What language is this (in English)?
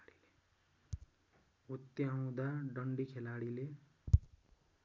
Nepali